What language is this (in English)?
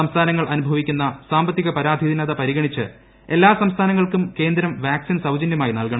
Malayalam